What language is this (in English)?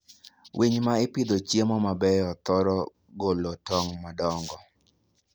Luo (Kenya and Tanzania)